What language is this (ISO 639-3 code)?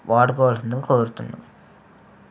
tel